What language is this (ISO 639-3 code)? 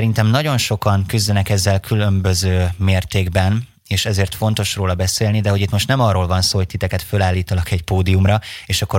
hun